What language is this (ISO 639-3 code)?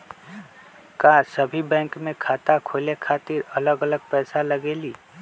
mag